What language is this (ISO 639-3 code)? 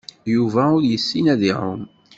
kab